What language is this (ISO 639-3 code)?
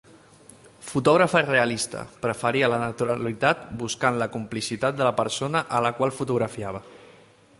cat